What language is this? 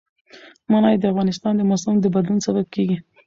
Pashto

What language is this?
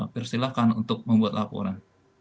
Indonesian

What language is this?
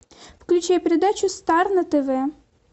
Russian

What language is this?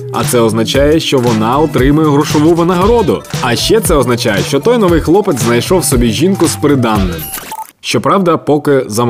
Ukrainian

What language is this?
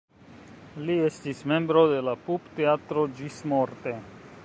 Esperanto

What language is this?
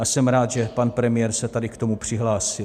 Czech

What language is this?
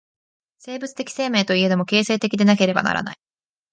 Japanese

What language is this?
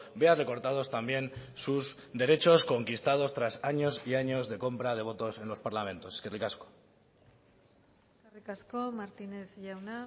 Spanish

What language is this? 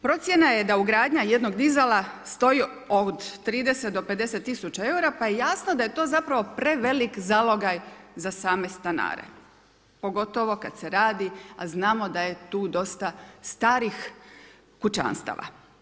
Croatian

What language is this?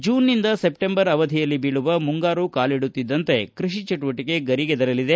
Kannada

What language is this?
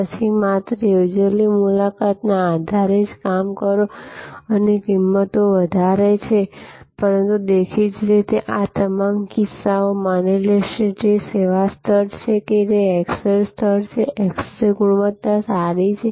Gujarati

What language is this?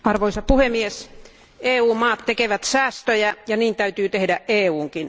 Finnish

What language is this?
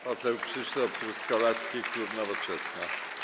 Polish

